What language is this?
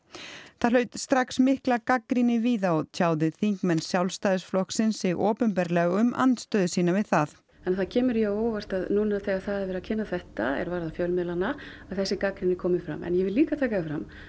Icelandic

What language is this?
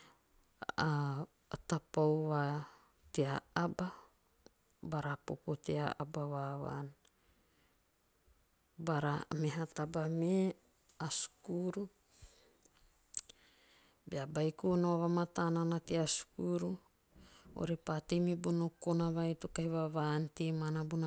Teop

